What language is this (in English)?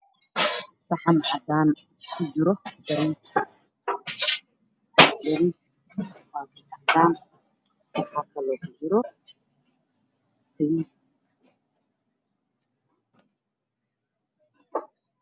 Somali